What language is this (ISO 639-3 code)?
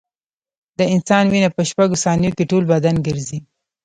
pus